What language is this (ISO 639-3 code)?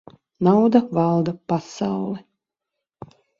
lav